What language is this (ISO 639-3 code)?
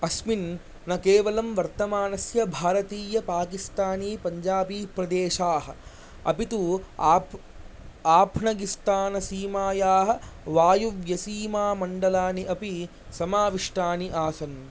san